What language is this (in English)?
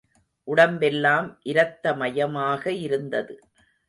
Tamil